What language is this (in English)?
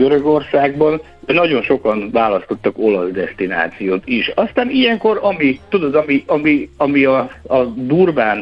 Hungarian